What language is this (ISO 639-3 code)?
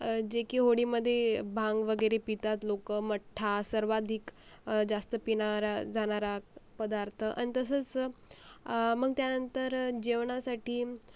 mar